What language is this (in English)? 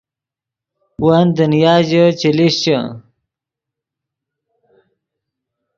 Yidgha